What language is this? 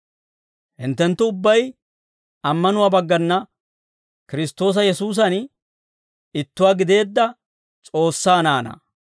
Dawro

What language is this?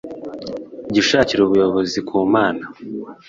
Kinyarwanda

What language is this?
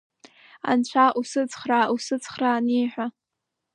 Abkhazian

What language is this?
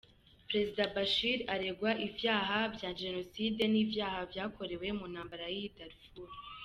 Kinyarwanda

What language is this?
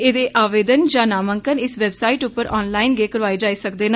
Dogri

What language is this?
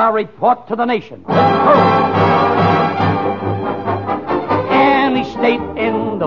English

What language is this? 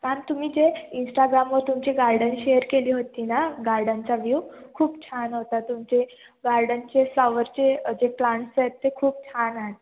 Marathi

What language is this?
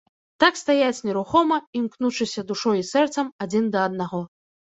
Belarusian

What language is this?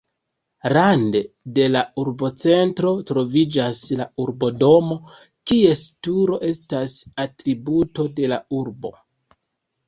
Esperanto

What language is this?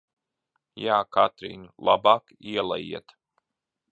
Latvian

